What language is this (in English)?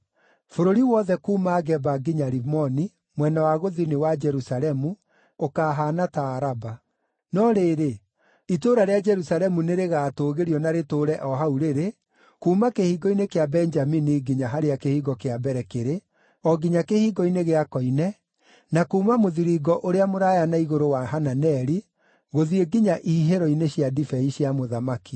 Kikuyu